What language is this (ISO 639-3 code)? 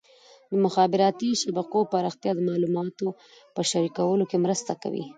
pus